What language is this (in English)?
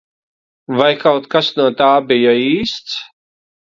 Latvian